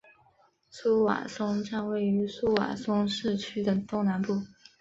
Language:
Chinese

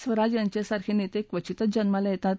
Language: Marathi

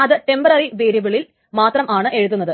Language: Malayalam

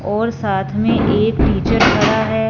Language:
Hindi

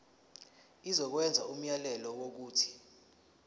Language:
Zulu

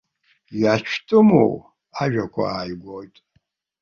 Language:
Abkhazian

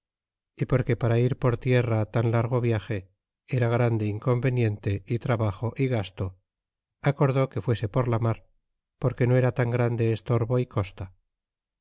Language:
Spanish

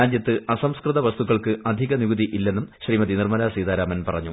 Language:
Malayalam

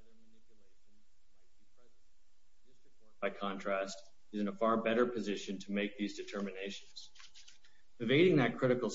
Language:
English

